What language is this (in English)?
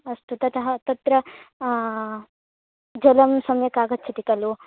Sanskrit